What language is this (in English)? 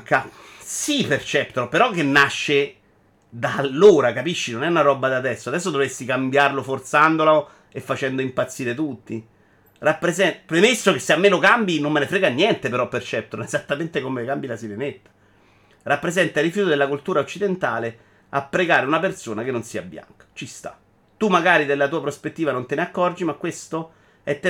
Italian